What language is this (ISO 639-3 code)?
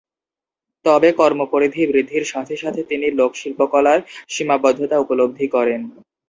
ben